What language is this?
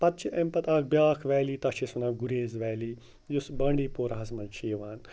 Kashmiri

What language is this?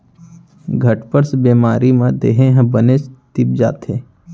Chhattisgarhi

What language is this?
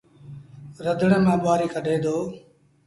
Sindhi Bhil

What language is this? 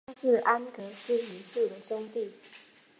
Chinese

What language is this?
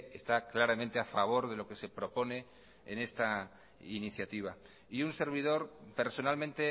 Spanish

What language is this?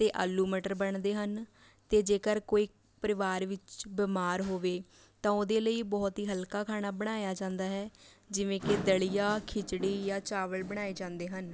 Punjabi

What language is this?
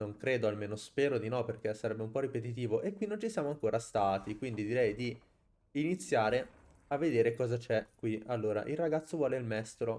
Italian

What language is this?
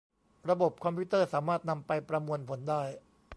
Thai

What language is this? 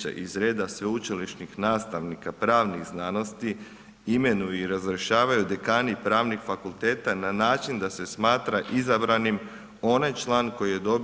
Croatian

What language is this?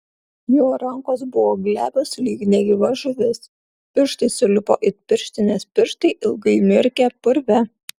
Lithuanian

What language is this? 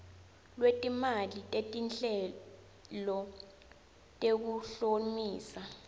Swati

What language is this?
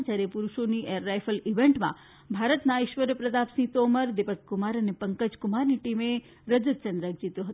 Gujarati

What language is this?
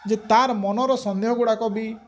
Odia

